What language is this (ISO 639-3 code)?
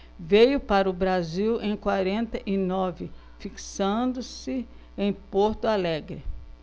por